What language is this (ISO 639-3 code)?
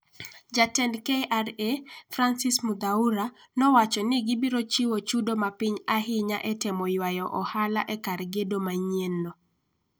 luo